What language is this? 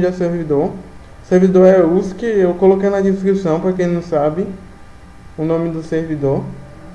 Portuguese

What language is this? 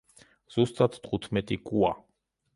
Georgian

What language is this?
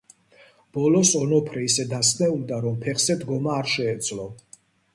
Georgian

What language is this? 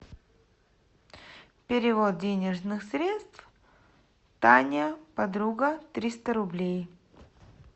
Russian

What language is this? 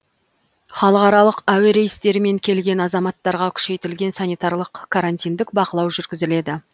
Kazakh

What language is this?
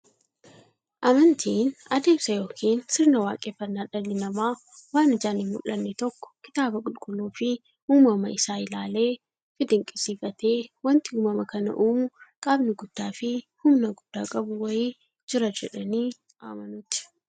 Oromo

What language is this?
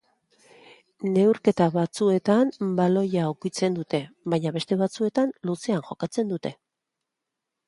Basque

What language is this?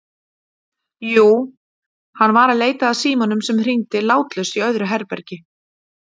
Icelandic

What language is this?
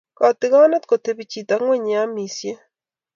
Kalenjin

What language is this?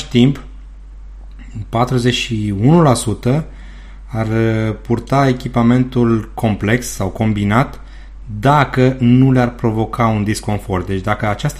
Romanian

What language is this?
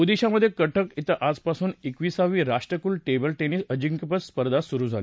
Marathi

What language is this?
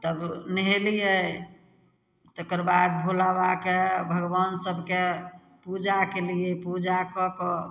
Maithili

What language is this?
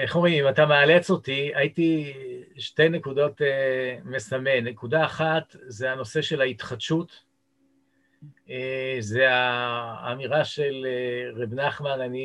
Hebrew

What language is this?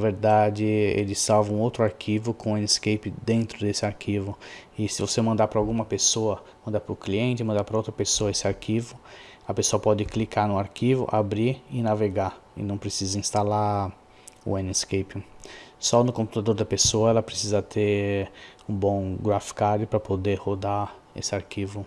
Portuguese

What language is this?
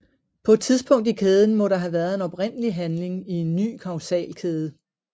Danish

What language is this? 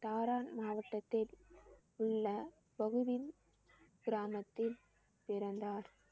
Tamil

